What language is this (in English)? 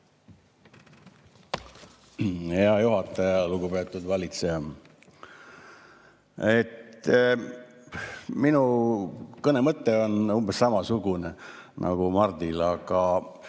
Estonian